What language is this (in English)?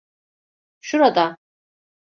Turkish